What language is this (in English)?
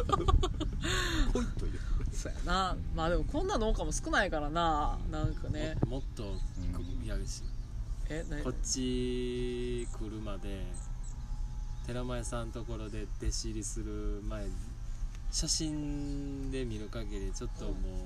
Japanese